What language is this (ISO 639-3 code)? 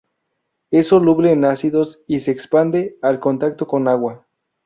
spa